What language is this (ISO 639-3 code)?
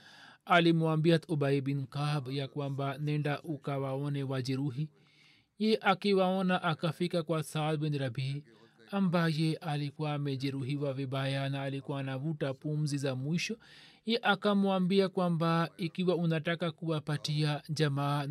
swa